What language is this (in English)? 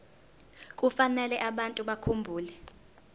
Zulu